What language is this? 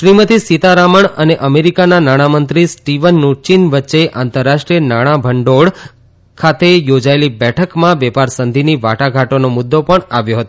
Gujarati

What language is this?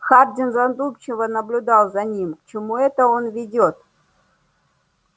Russian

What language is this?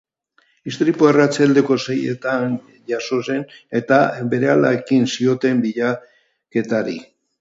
Basque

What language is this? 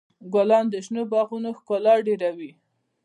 Pashto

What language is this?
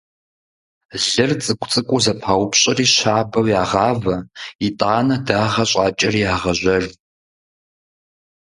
Kabardian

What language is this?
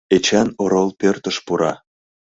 Mari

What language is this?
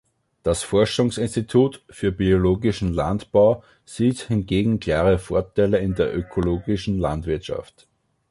German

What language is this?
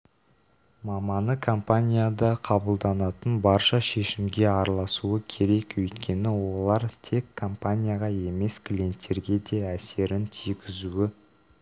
Kazakh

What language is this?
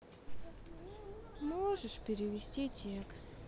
Russian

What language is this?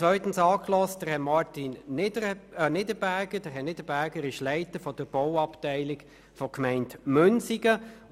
Swiss German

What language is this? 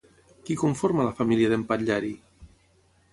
Catalan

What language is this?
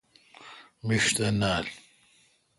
Kalkoti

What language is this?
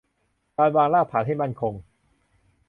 Thai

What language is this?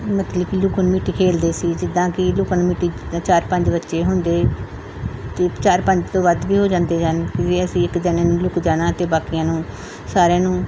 Punjabi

